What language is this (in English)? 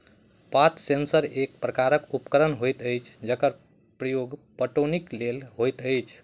Maithili